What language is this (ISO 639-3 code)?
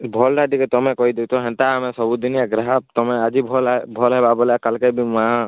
ori